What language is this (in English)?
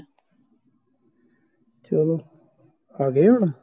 Punjabi